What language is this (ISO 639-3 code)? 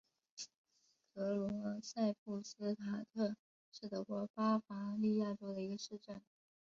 zho